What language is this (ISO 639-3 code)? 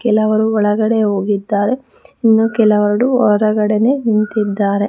kan